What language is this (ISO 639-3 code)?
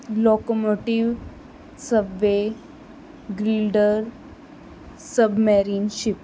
pan